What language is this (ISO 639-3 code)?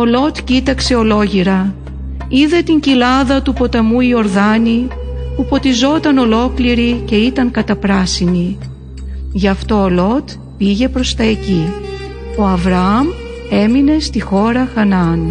ell